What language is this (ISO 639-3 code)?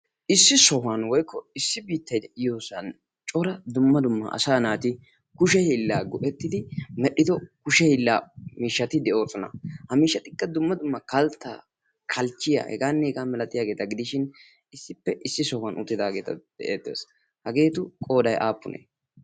wal